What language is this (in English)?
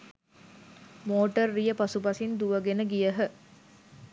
Sinhala